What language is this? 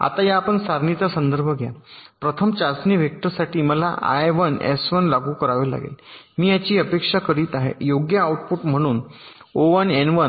Marathi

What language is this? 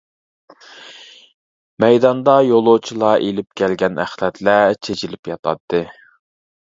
Uyghur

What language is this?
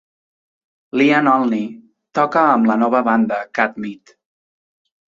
Catalan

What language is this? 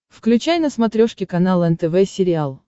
Russian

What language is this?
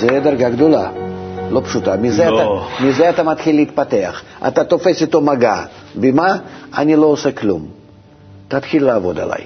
Hebrew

